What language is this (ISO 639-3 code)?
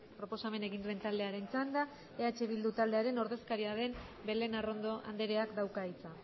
eus